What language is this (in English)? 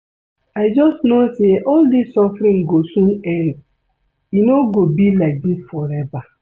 Nigerian Pidgin